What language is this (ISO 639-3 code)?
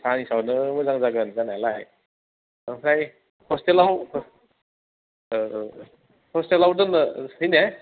brx